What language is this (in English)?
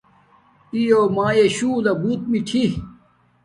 Domaaki